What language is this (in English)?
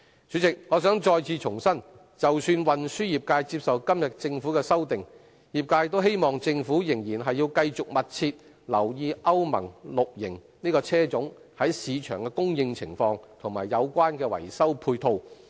Cantonese